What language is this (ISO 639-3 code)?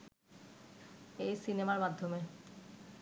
ben